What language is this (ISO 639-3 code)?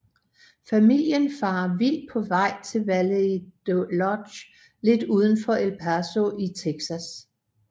dan